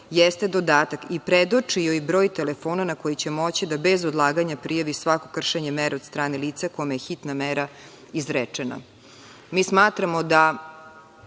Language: Serbian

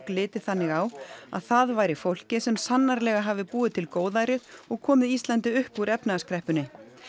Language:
Icelandic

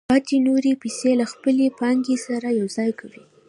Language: Pashto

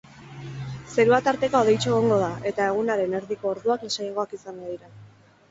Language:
Basque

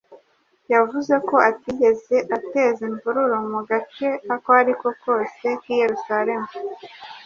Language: Kinyarwanda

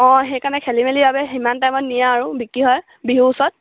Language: Assamese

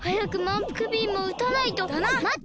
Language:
Japanese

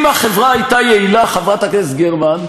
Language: Hebrew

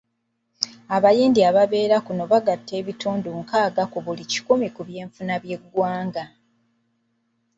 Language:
Ganda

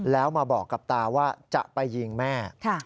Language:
Thai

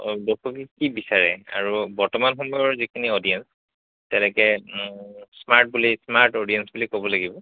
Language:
Assamese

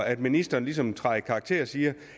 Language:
Danish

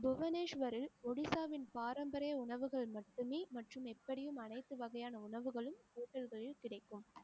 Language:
Tamil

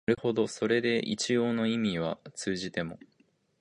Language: Japanese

